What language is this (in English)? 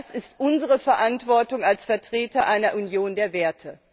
German